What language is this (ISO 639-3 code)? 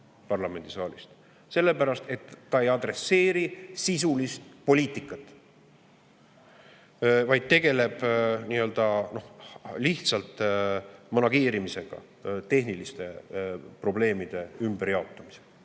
est